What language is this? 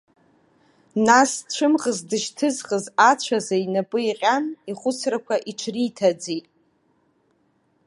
Abkhazian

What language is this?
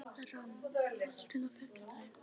Icelandic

